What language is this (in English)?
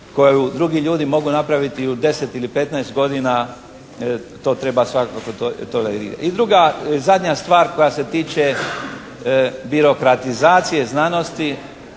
Croatian